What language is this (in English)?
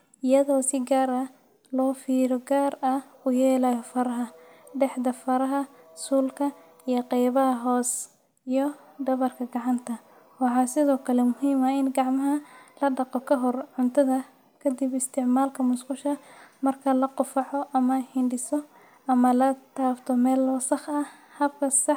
Somali